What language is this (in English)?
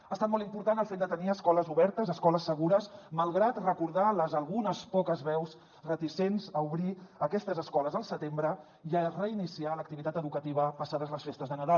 Catalan